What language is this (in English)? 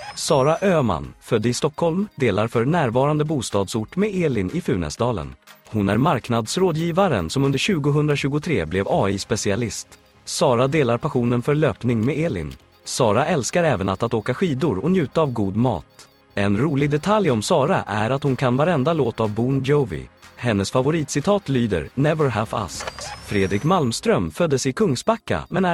Swedish